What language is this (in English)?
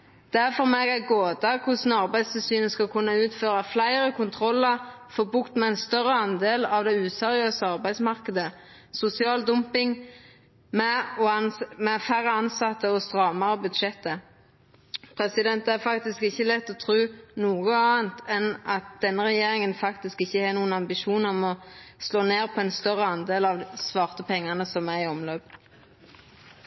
Norwegian Nynorsk